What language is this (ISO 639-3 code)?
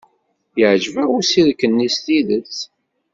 kab